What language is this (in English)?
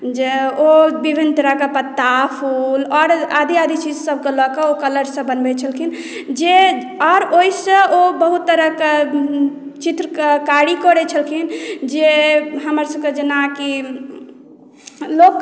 Maithili